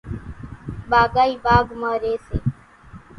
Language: Kachi Koli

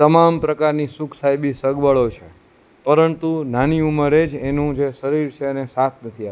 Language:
Gujarati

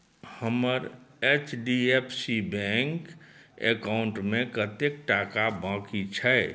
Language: Maithili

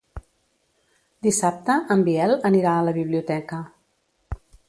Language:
Catalan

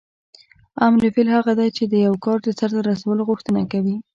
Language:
Pashto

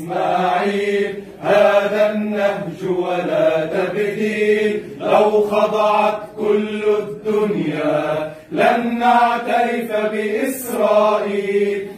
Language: Arabic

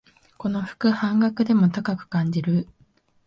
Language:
Japanese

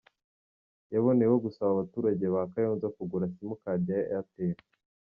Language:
Kinyarwanda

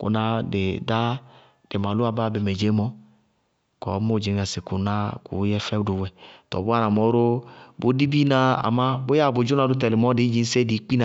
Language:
Bago-Kusuntu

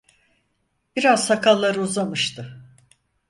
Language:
Turkish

